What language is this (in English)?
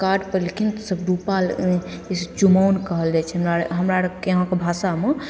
Maithili